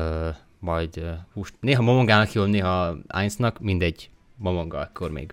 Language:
Hungarian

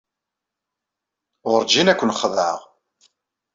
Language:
Kabyle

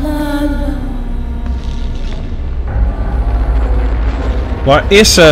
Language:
Dutch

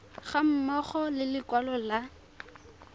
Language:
Tswana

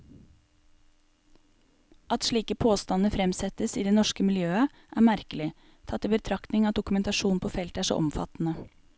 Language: Norwegian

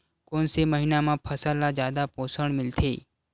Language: Chhattisgarhi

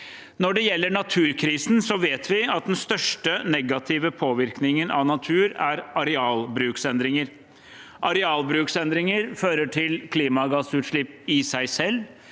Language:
Norwegian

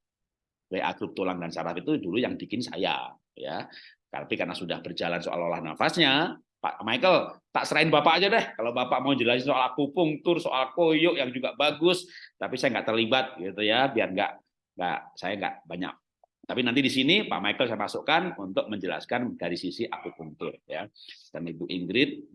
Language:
Indonesian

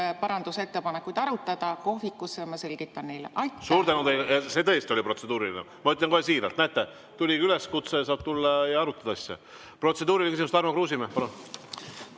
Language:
Estonian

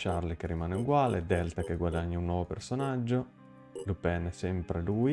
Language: Italian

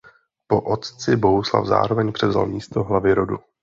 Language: Czech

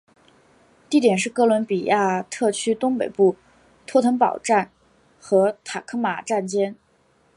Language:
Chinese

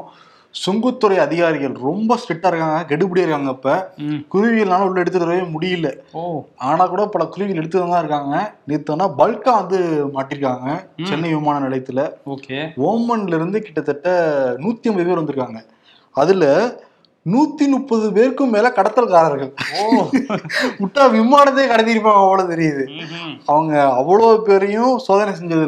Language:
Tamil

